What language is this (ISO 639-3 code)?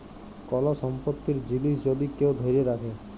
ben